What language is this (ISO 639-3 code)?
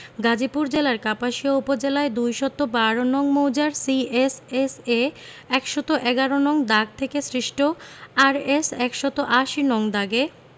ben